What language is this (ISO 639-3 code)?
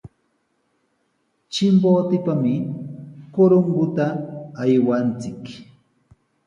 qws